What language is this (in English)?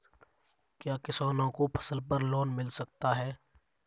Hindi